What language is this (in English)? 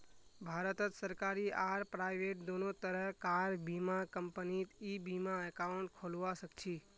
Magahi